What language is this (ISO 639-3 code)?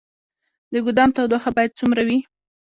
pus